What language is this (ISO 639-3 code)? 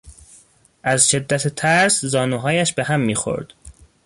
fas